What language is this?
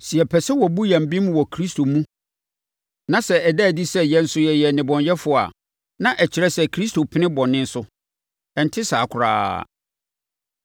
Akan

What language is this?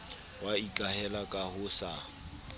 Southern Sotho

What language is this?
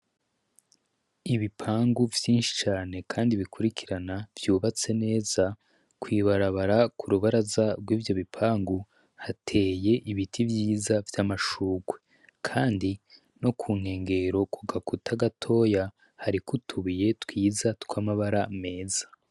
Rundi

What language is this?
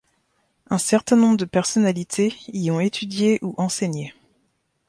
French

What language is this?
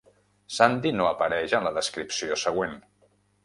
Catalan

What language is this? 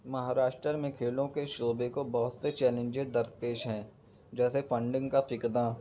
Urdu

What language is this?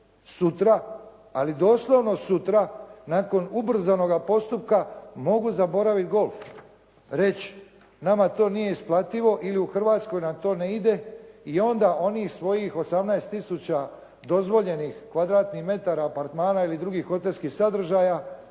Croatian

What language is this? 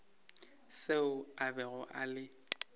Northern Sotho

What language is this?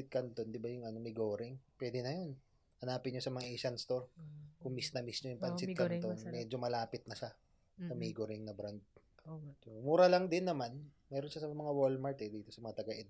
Filipino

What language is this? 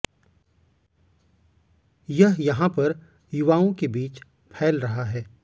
Hindi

